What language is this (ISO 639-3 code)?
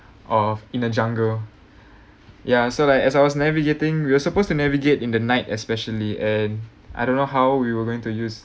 eng